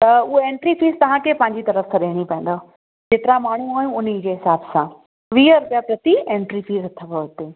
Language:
Sindhi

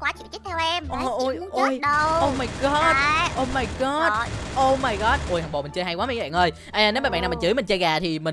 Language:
Vietnamese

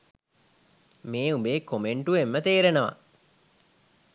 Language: Sinhala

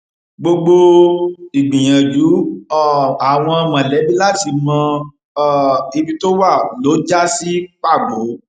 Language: Yoruba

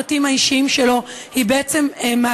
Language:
Hebrew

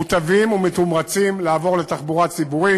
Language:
Hebrew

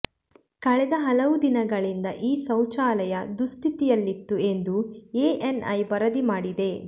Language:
Kannada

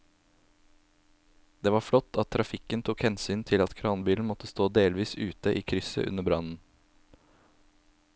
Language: Norwegian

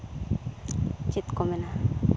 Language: Santali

